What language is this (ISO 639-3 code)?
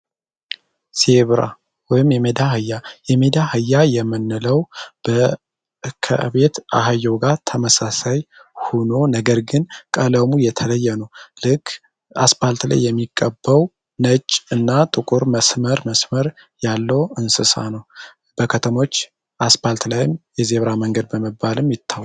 amh